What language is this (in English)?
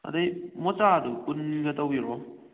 Manipuri